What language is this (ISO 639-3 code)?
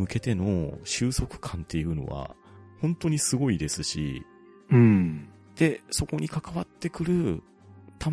jpn